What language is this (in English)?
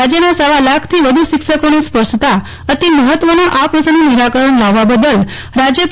Gujarati